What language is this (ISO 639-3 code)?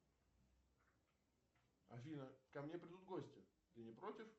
rus